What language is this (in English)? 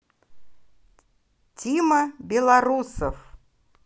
Russian